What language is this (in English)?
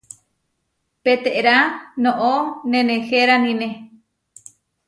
Huarijio